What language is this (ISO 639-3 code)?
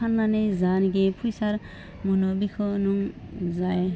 brx